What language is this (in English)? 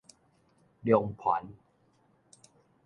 Min Nan Chinese